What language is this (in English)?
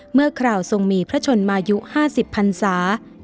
Thai